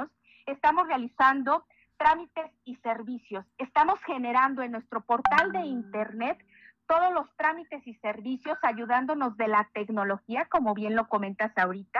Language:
Spanish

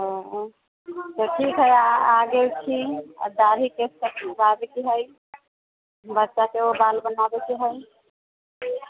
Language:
Maithili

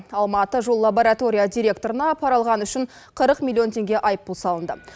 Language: Kazakh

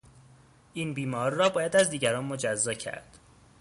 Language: Persian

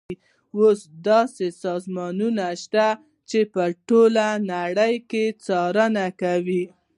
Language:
Pashto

